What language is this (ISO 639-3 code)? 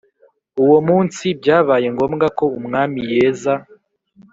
kin